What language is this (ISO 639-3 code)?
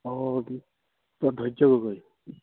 asm